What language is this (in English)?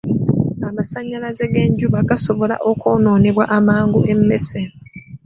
Ganda